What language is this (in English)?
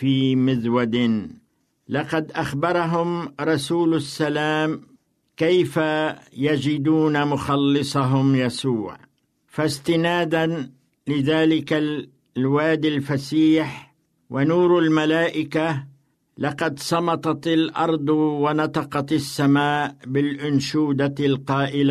Arabic